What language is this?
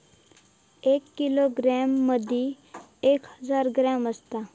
Marathi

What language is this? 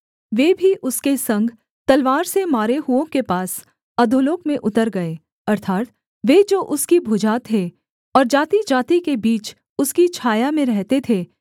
Hindi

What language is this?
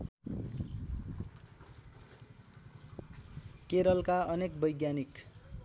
Nepali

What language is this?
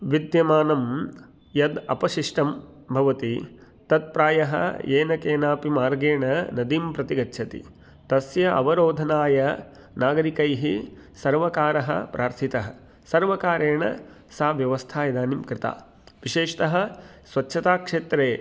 Sanskrit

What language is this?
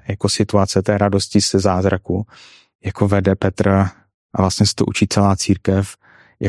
Czech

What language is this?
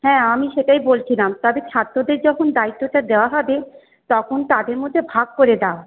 Bangla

